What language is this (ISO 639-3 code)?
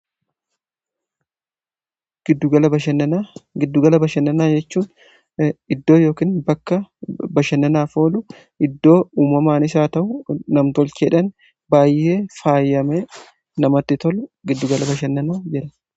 orm